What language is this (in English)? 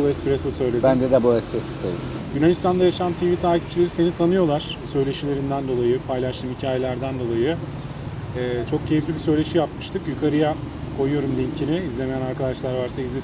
Turkish